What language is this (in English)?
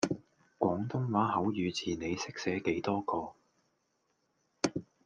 Cantonese